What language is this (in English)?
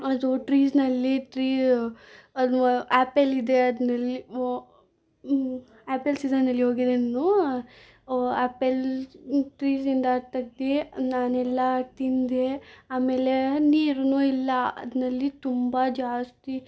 Kannada